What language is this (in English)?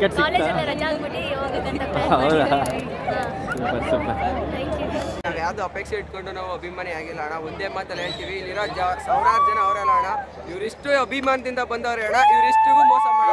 Kannada